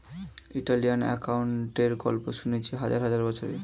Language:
Bangla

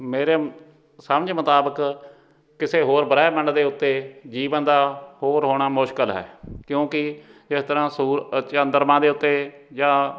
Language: Punjabi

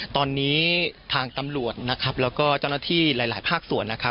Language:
Thai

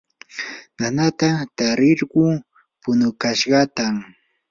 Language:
Yanahuanca Pasco Quechua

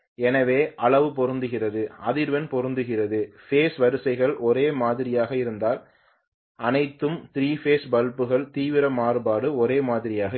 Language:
Tamil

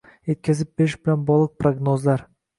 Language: Uzbek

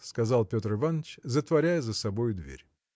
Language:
Russian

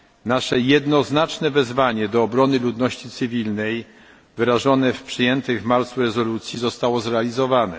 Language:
Polish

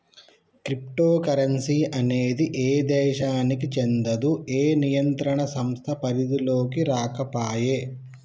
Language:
Telugu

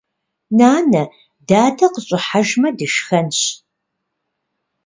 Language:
Kabardian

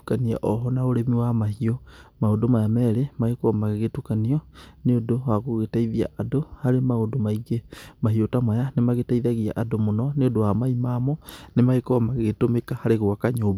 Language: Kikuyu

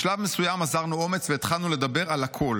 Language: Hebrew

